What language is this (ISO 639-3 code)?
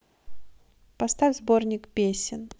rus